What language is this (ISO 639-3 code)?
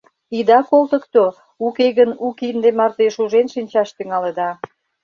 chm